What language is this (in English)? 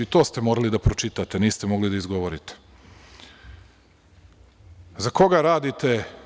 Serbian